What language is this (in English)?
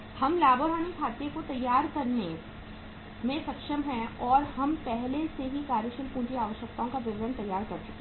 Hindi